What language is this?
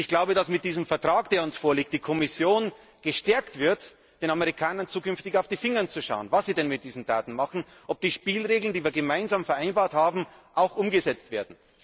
German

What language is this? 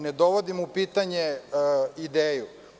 Serbian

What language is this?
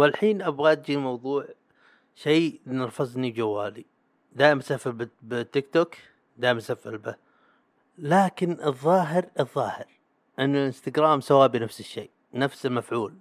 Arabic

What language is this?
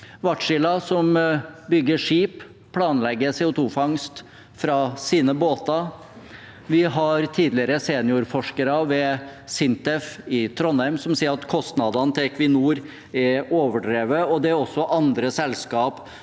Norwegian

